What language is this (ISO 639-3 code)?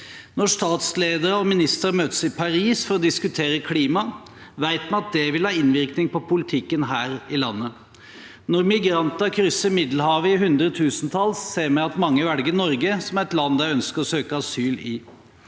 nor